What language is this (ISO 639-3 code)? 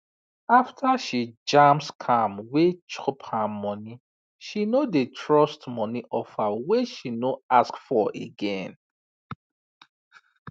pcm